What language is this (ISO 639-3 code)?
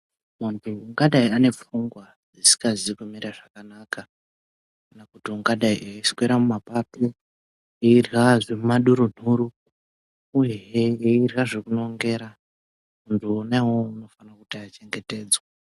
ndc